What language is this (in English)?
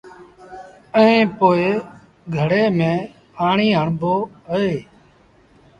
Sindhi Bhil